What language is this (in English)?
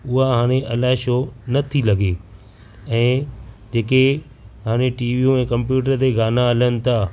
Sindhi